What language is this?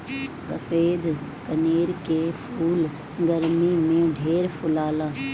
Bhojpuri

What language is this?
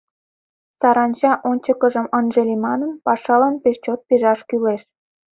Mari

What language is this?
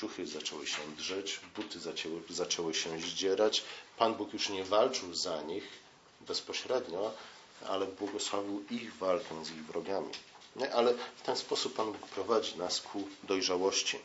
Polish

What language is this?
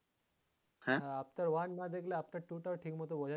Bangla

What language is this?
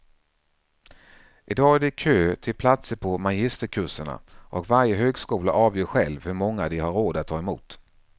Swedish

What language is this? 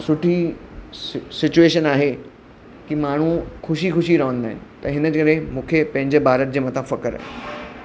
Sindhi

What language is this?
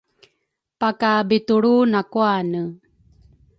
Rukai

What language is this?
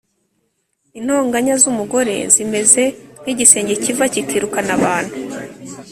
Kinyarwanda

